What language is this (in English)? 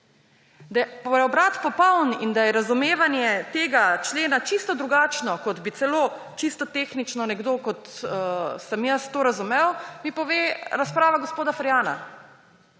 Slovenian